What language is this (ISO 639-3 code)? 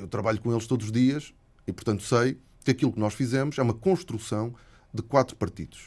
por